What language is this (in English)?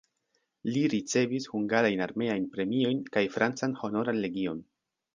Esperanto